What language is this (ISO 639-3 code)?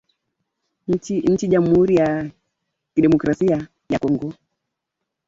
swa